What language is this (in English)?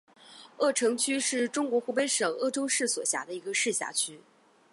Chinese